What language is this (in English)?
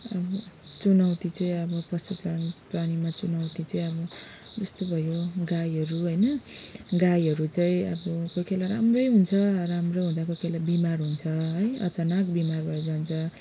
Nepali